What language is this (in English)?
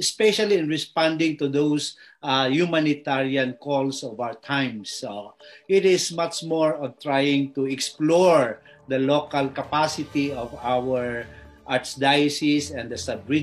Filipino